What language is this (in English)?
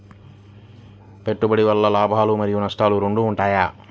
Telugu